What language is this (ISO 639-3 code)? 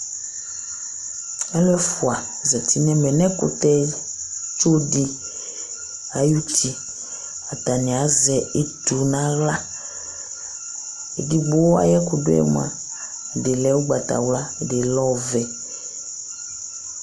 kpo